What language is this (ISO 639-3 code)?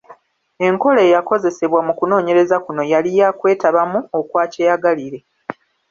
lug